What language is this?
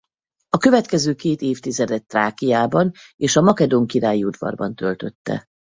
Hungarian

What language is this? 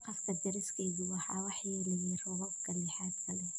Somali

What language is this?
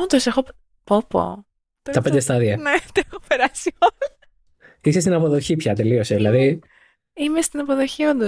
Greek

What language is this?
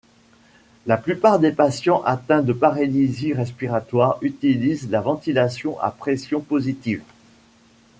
French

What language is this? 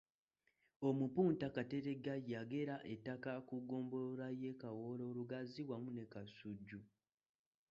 Ganda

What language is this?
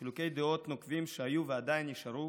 Hebrew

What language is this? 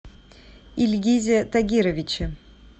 Russian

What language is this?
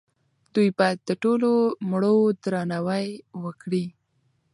Pashto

